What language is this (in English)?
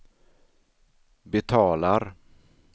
Swedish